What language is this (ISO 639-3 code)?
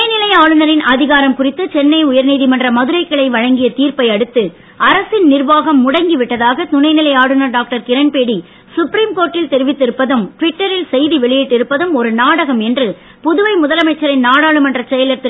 tam